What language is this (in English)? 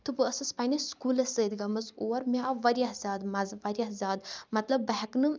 Kashmiri